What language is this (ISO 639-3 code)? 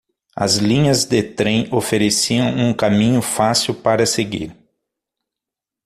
por